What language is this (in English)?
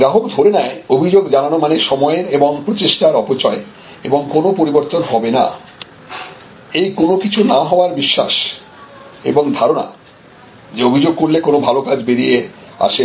Bangla